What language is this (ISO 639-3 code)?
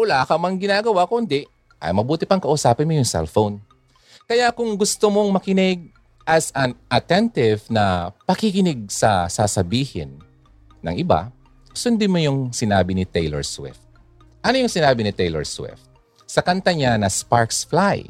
fil